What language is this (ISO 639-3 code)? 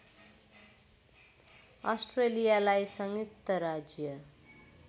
nep